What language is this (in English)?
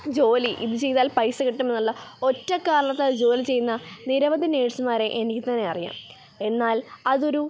Malayalam